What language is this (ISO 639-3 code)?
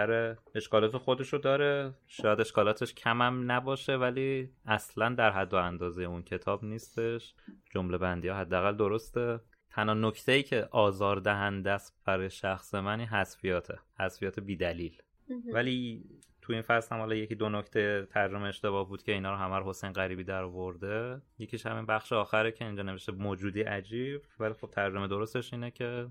fas